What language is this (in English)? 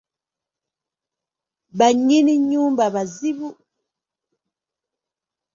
Ganda